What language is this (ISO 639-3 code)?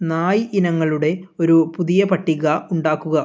mal